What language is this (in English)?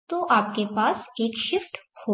Hindi